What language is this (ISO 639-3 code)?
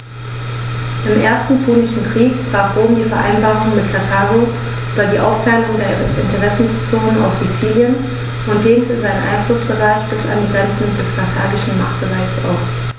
deu